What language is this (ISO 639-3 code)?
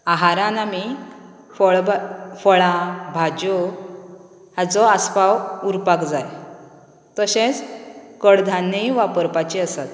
kok